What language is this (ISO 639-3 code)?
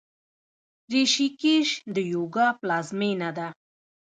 pus